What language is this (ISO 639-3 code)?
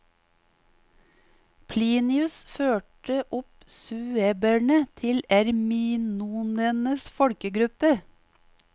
nor